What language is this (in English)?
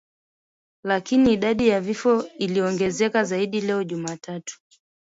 Swahili